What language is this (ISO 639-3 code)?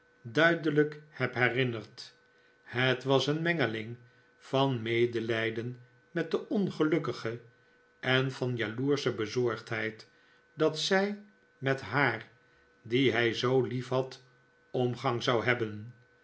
nld